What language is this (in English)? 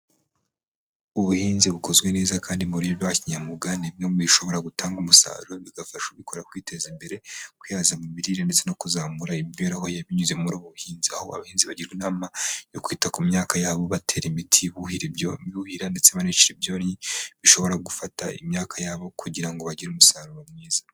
Kinyarwanda